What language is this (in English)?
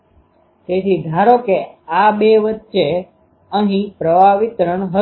Gujarati